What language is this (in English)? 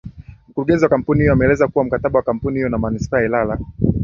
Swahili